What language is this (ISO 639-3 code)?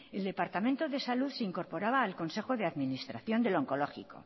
spa